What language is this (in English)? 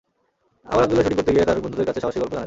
Bangla